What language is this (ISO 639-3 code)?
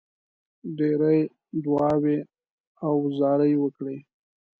pus